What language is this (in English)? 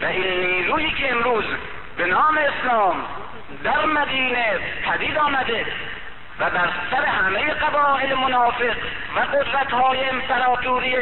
Persian